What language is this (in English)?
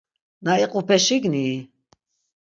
Laz